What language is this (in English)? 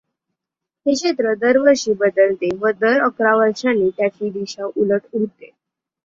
Marathi